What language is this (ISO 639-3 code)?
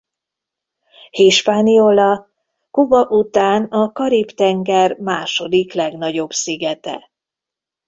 hun